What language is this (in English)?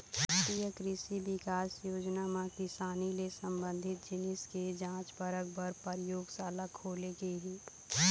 Chhattisgarhi